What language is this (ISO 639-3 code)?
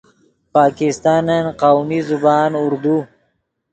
ydg